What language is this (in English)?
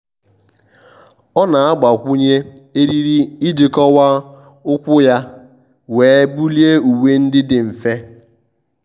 Igbo